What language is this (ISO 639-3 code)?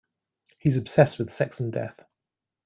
eng